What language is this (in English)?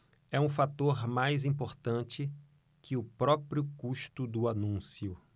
Portuguese